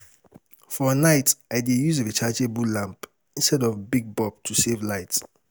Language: Nigerian Pidgin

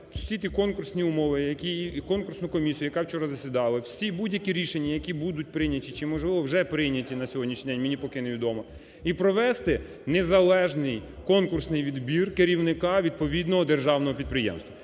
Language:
Ukrainian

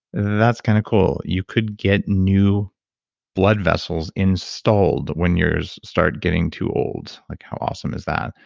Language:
English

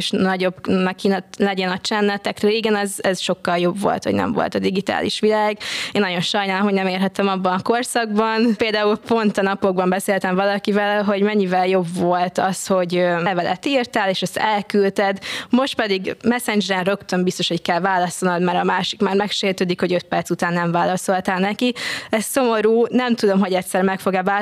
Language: Hungarian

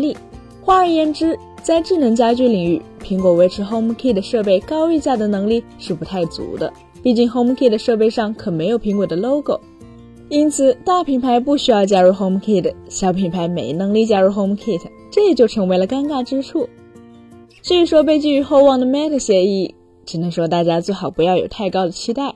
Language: Chinese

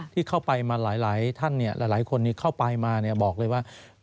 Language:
Thai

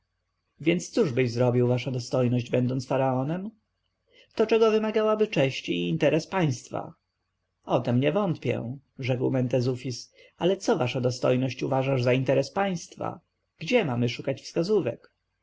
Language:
Polish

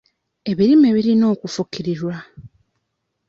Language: Ganda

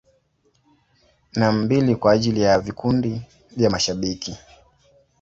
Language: Swahili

